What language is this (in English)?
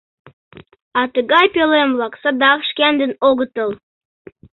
Mari